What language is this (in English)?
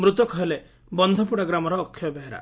Odia